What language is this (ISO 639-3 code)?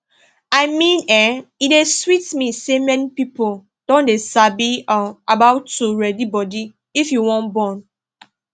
pcm